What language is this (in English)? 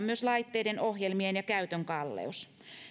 Finnish